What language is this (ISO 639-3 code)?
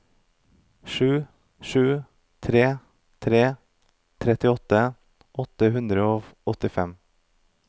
nor